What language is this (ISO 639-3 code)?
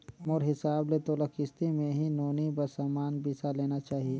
hne